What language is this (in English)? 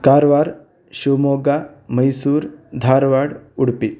Sanskrit